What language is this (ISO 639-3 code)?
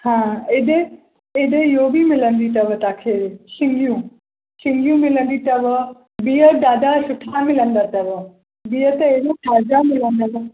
snd